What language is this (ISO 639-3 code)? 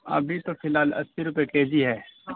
urd